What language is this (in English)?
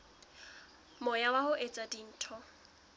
Southern Sotho